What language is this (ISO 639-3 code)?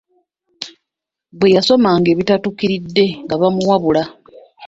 lug